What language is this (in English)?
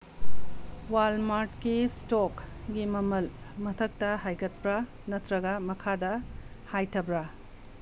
Manipuri